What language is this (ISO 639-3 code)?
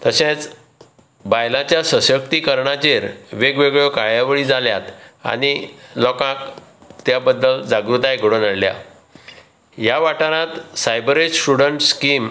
kok